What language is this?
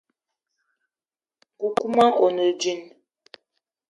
Eton (Cameroon)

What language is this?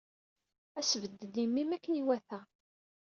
Kabyle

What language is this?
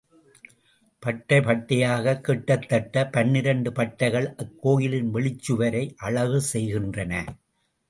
Tamil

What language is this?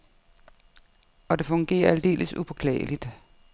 Danish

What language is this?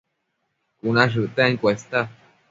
Matsés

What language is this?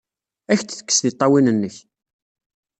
Kabyle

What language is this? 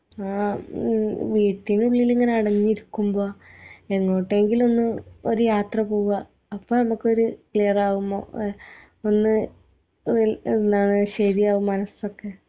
Malayalam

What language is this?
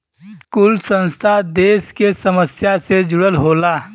Bhojpuri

